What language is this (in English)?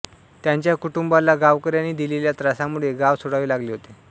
Marathi